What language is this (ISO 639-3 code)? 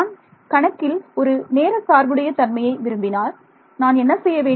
tam